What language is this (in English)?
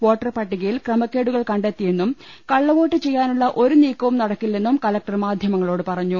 Malayalam